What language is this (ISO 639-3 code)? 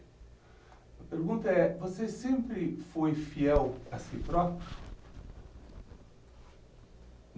por